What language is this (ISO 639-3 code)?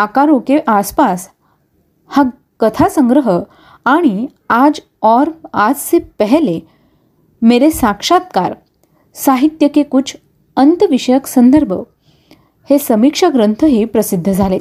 mar